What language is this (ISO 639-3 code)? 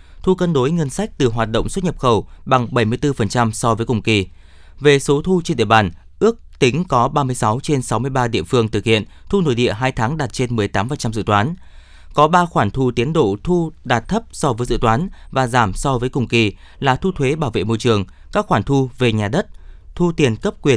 vie